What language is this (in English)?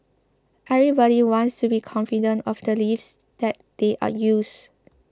English